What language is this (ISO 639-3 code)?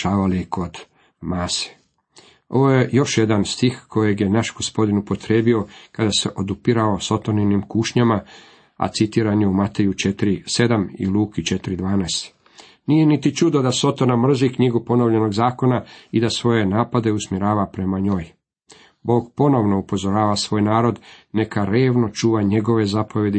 hrv